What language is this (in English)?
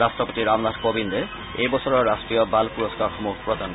Assamese